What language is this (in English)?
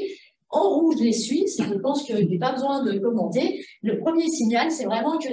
French